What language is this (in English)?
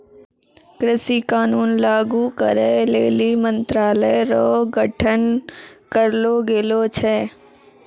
Maithili